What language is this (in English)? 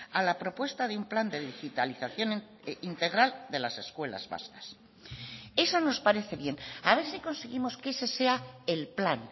Spanish